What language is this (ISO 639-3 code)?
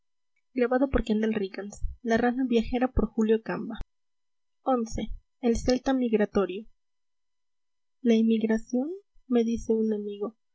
spa